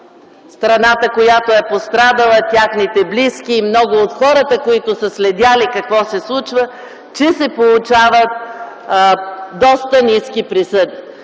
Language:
Bulgarian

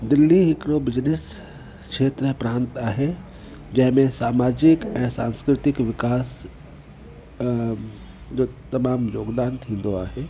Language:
Sindhi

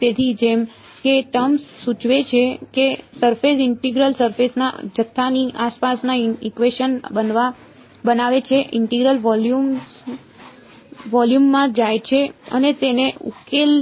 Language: Gujarati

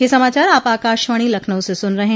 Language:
Hindi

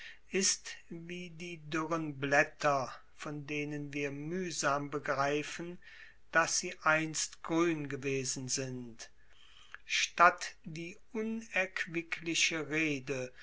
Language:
German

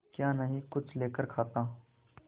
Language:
Hindi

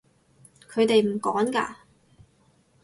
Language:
Cantonese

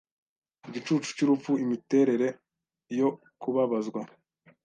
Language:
Kinyarwanda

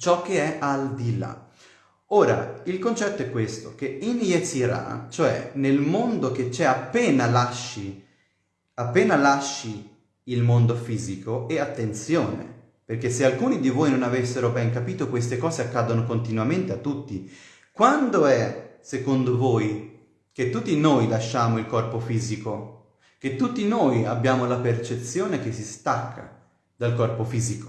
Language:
Italian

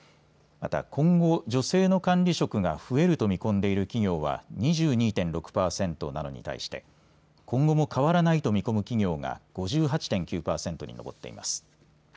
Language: Japanese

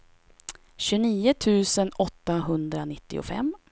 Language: Swedish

